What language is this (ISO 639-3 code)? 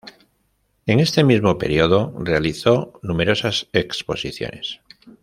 spa